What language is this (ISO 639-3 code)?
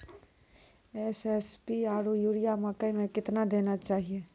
mai